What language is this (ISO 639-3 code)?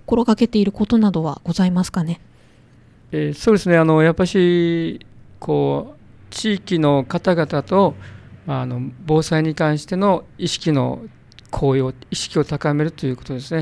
jpn